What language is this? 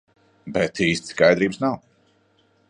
Latvian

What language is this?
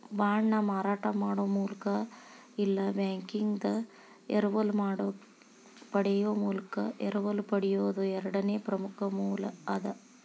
Kannada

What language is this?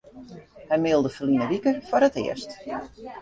Western Frisian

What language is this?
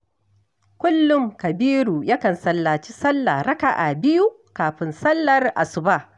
Hausa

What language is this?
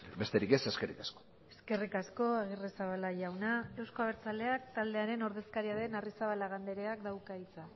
Basque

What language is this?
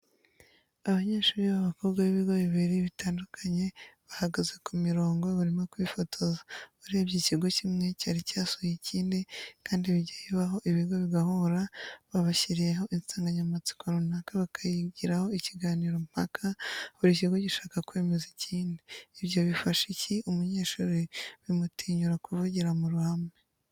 Kinyarwanda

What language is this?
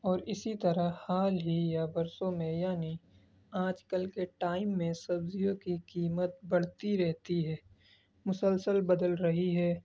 Urdu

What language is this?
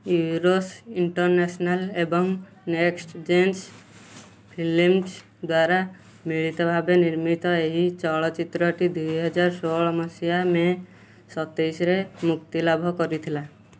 Odia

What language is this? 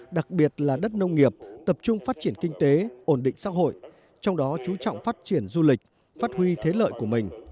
Vietnamese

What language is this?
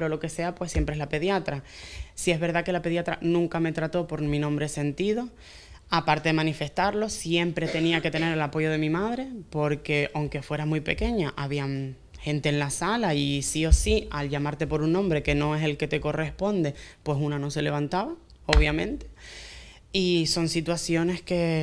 Spanish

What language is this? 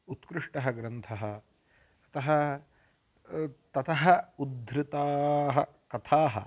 Sanskrit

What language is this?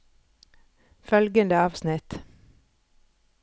Norwegian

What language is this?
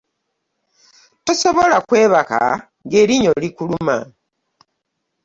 Ganda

